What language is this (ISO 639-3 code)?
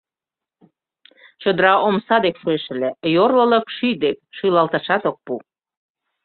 chm